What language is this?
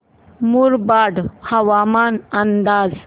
Marathi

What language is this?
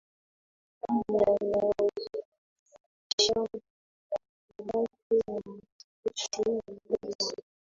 Swahili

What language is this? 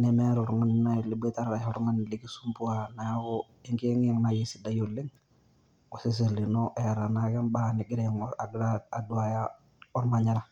Masai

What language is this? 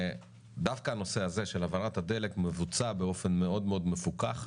Hebrew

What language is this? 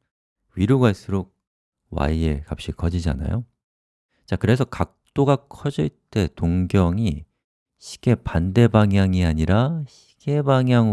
Korean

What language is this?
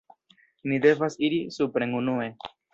Esperanto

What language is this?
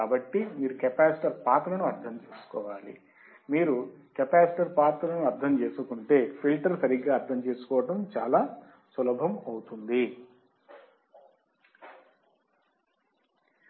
Telugu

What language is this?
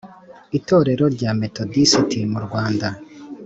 Kinyarwanda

